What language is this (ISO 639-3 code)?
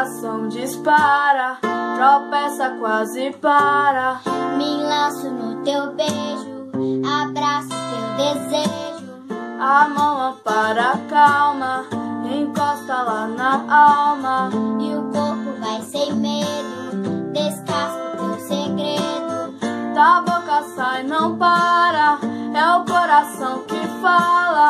por